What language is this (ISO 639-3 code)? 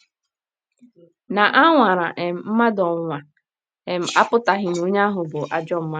ibo